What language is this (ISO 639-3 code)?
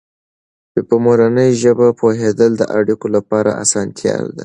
pus